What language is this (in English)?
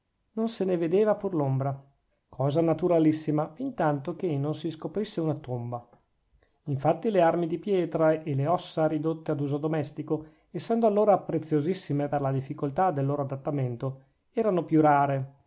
Italian